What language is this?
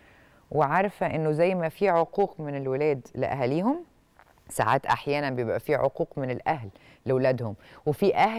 Arabic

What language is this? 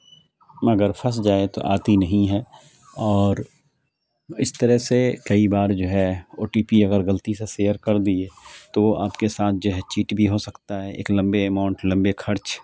Urdu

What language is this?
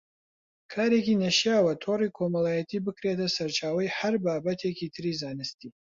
Central Kurdish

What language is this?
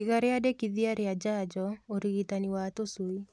Kikuyu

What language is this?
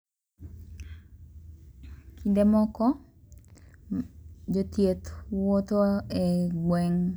Luo (Kenya and Tanzania)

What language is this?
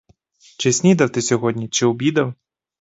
Ukrainian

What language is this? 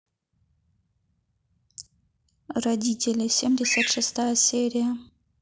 Russian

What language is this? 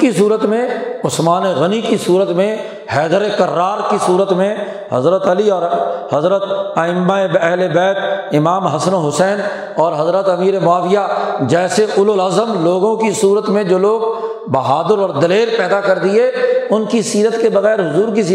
Urdu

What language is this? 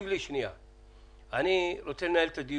Hebrew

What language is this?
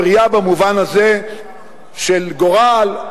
Hebrew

